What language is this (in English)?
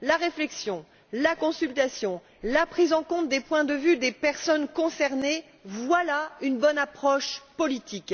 French